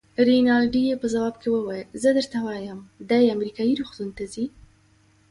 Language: Pashto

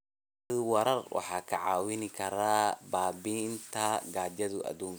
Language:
Somali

